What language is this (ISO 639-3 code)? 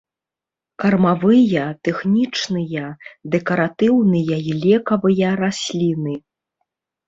bel